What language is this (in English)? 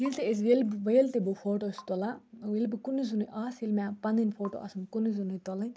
Kashmiri